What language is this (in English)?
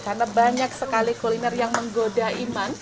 Indonesian